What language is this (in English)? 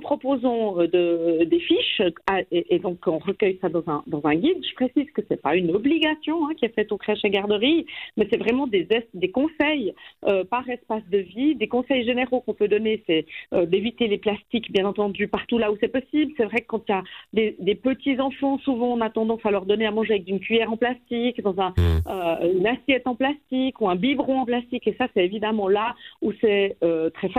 French